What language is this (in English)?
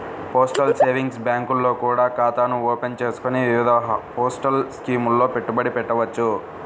Telugu